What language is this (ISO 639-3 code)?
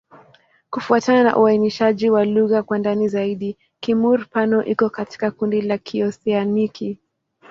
swa